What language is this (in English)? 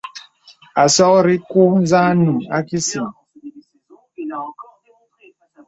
Bebele